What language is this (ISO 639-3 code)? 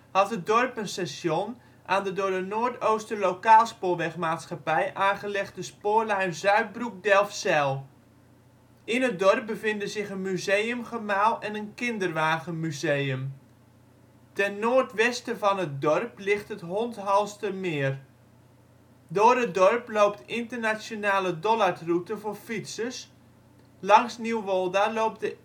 nld